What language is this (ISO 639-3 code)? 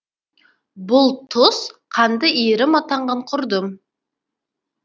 kaz